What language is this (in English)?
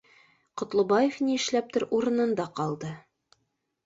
Bashkir